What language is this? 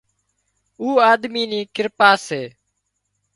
Wadiyara Koli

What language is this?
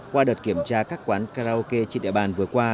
Vietnamese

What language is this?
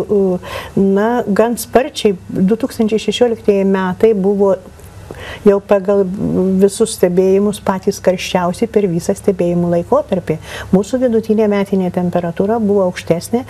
Lithuanian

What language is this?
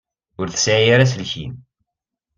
Kabyle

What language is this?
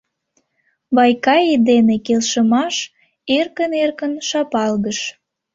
Mari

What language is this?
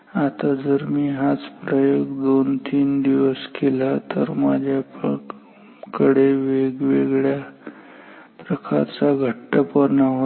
Marathi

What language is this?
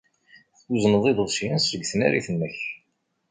Kabyle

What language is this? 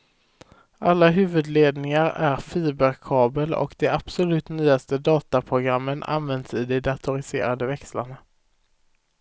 Swedish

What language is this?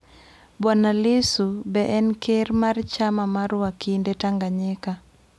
Luo (Kenya and Tanzania)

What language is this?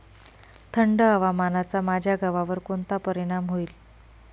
Marathi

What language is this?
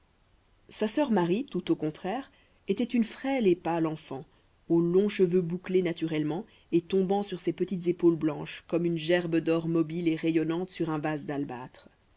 French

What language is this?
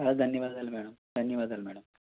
Telugu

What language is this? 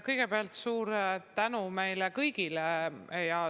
Estonian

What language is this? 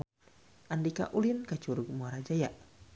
Sundanese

